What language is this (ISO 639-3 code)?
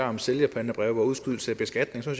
dan